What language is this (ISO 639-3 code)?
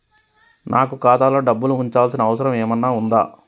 tel